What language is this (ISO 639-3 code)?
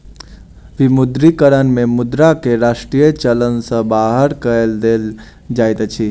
mai